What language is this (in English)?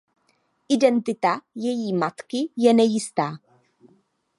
Czech